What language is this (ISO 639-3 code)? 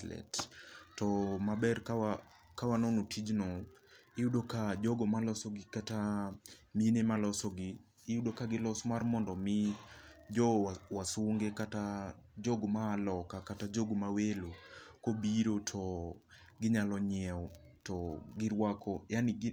luo